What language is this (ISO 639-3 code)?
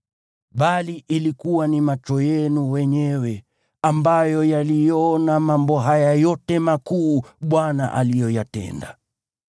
swa